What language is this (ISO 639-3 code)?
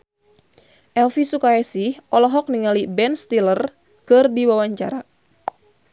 sun